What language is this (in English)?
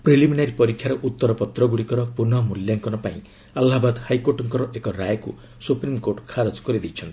Odia